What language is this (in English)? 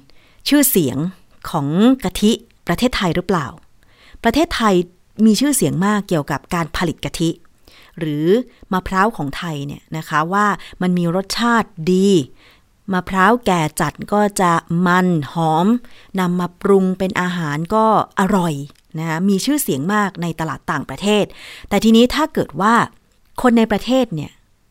Thai